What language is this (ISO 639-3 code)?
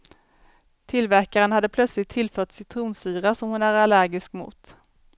swe